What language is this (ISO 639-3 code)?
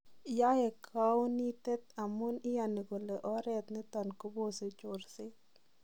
kln